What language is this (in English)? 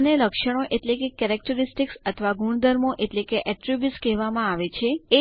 Gujarati